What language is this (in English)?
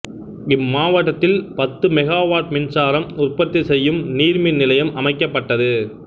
Tamil